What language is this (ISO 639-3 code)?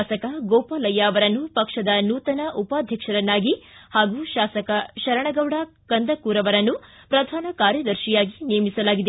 kan